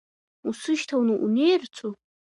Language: Abkhazian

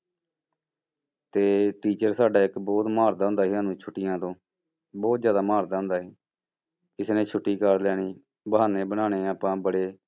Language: Punjabi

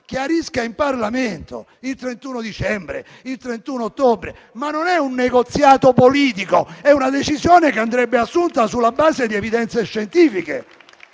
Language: Italian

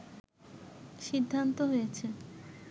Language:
Bangla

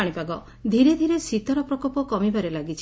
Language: Odia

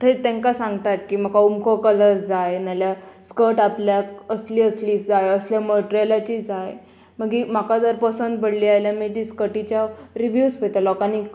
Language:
Konkani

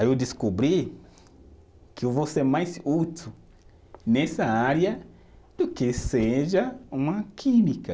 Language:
Portuguese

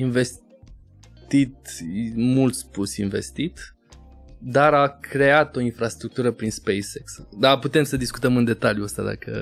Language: Romanian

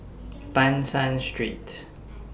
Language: English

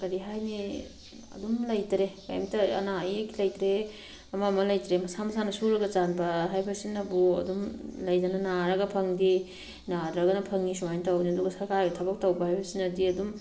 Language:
Manipuri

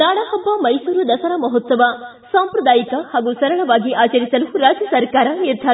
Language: Kannada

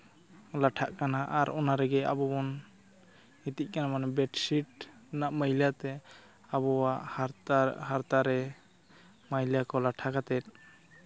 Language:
Santali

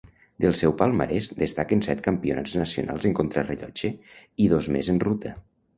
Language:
Catalan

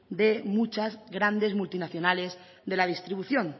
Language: Spanish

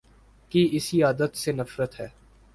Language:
Urdu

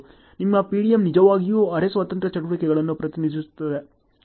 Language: Kannada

